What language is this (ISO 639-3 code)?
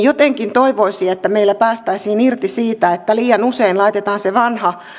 fin